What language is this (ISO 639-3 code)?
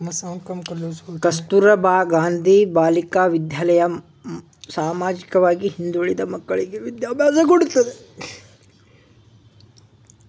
kan